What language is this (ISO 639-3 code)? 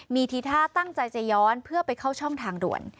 tha